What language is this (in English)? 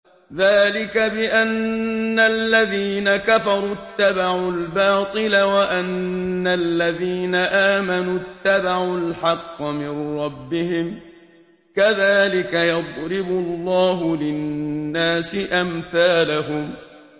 Arabic